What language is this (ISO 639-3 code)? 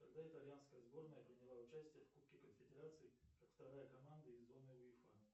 rus